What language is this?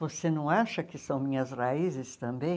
Portuguese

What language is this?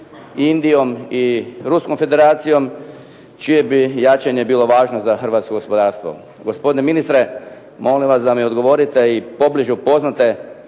Croatian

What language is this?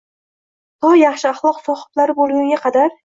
Uzbek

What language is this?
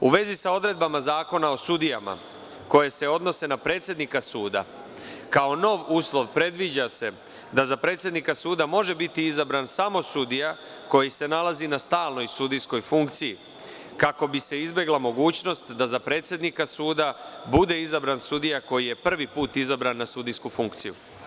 Serbian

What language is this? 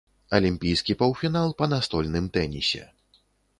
Belarusian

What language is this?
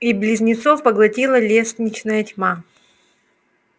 Russian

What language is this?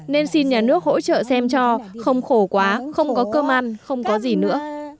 Vietnamese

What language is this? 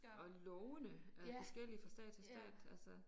Danish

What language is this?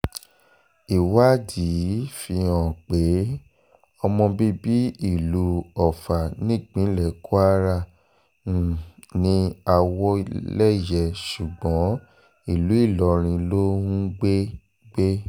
Yoruba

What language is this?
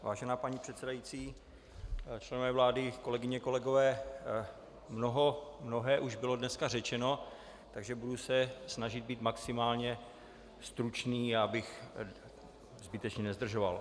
Czech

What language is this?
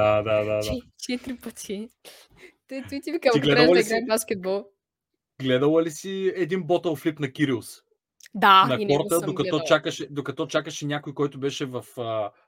Bulgarian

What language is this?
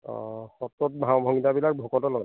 Assamese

